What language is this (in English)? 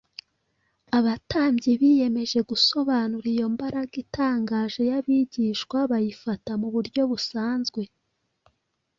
Kinyarwanda